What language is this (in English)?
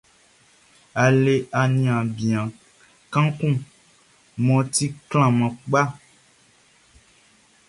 Baoulé